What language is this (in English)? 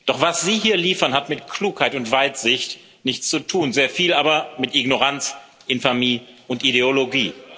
German